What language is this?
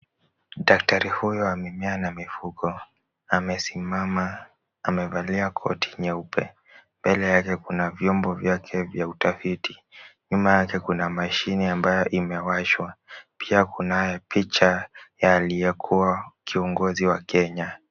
Swahili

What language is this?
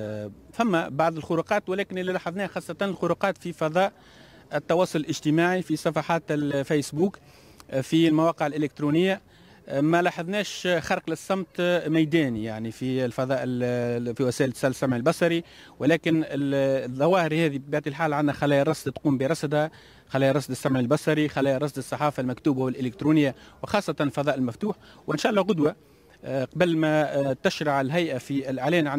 Arabic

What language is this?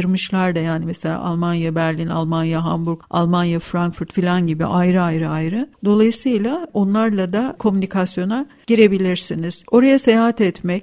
Turkish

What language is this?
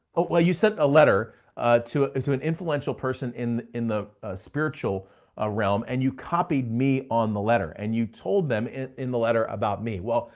English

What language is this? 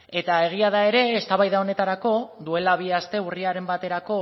Basque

